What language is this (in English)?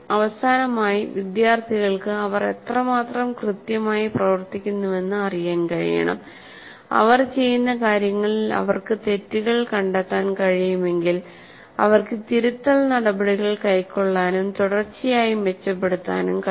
Malayalam